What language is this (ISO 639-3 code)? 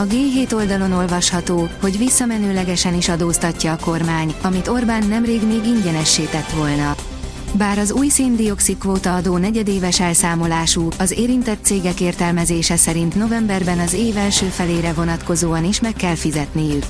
hun